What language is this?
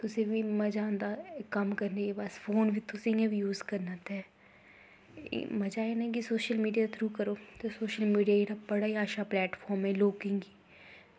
Dogri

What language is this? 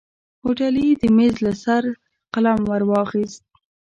Pashto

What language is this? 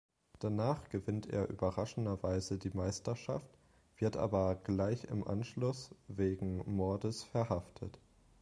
German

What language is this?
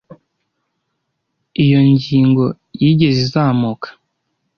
Kinyarwanda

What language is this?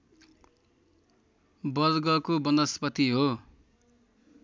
Nepali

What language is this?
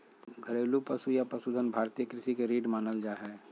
Magahi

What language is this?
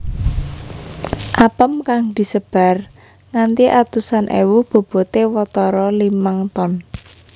Javanese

